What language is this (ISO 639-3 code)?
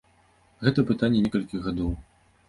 bel